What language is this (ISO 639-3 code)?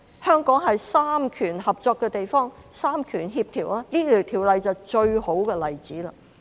yue